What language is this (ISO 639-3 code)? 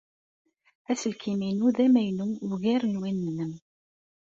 kab